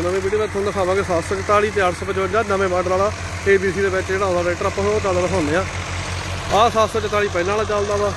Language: Punjabi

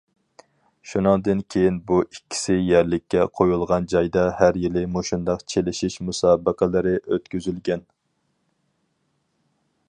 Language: Uyghur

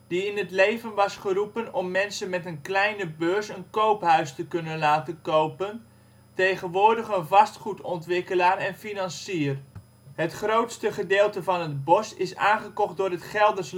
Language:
Dutch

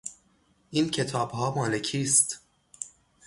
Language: Persian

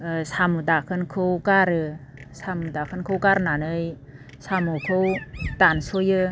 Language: Bodo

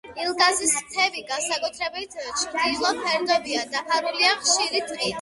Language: Georgian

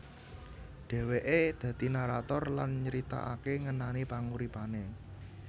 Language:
Javanese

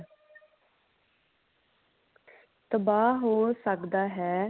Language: Punjabi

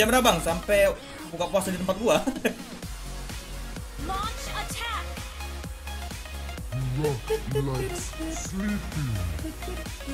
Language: Indonesian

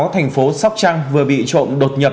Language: Vietnamese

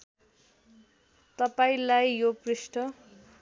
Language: Nepali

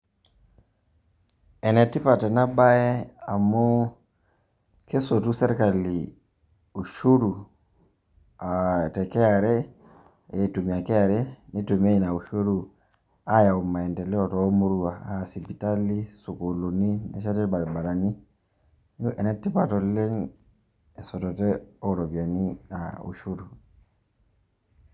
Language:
Masai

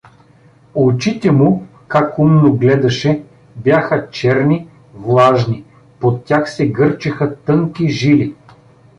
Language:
Bulgarian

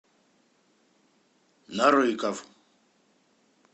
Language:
Russian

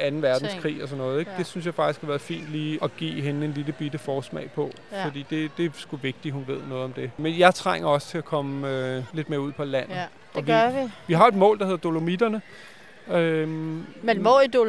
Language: Danish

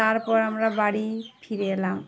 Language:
Bangla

